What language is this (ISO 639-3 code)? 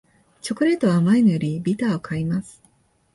jpn